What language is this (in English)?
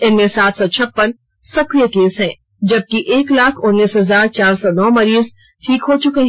Hindi